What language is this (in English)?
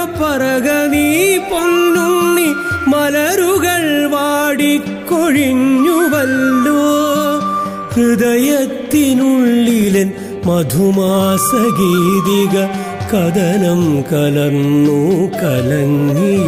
Malayalam